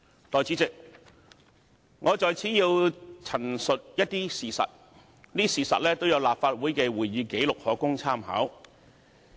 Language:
Cantonese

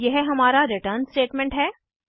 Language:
Hindi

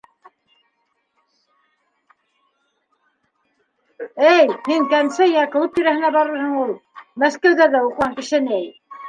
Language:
Bashkir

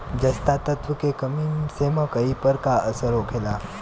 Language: Bhojpuri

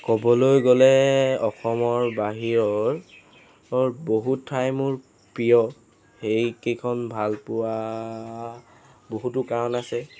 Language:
Assamese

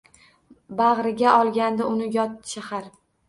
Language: Uzbek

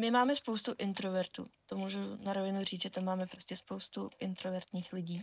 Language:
Czech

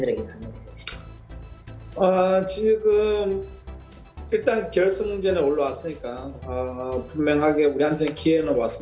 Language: Indonesian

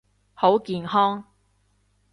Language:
Cantonese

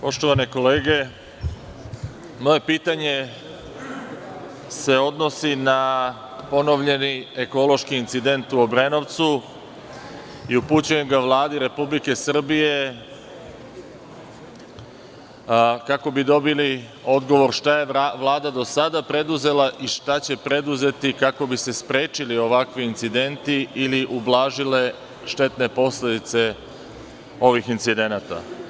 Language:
Serbian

